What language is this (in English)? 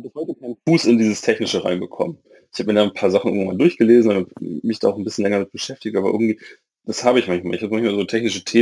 German